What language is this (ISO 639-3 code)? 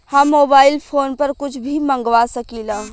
bho